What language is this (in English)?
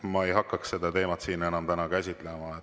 Estonian